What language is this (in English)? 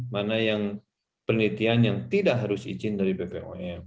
Indonesian